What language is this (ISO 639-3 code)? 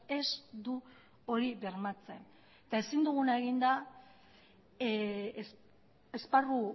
eus